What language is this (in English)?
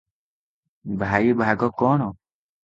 Odia